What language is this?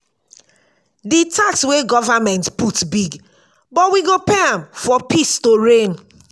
Nigerian Pidgin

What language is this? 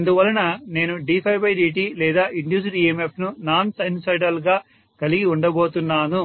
Telugu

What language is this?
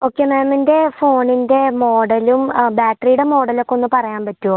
Malayalam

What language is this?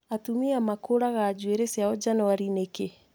Kikuyu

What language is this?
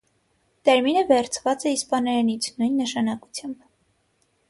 Armenian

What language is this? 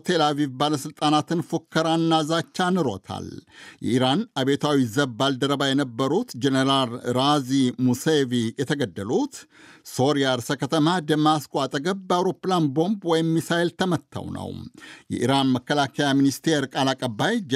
Amharic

